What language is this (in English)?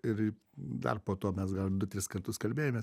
Lithuanian